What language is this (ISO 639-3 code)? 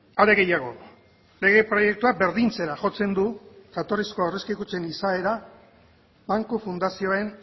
eus